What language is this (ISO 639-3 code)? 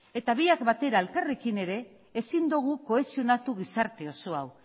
eus